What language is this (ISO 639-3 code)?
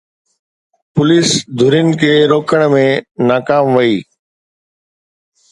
snd